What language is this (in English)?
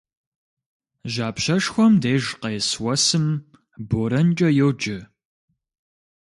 Kabardian